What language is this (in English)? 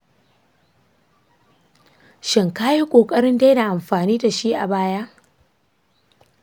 Hausa